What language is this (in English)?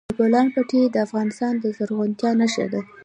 Pashto